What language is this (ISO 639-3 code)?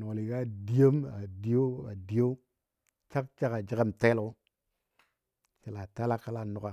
dbd